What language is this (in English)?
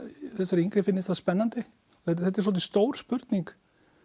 Icelandic